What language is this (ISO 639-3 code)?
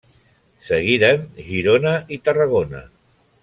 cat